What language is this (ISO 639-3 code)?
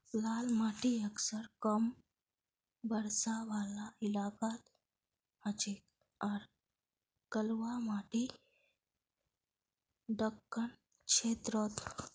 mag